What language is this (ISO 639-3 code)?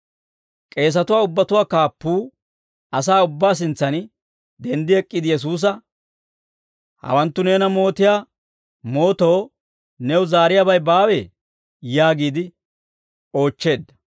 dwr